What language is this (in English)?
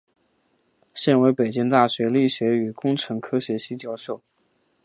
Chinese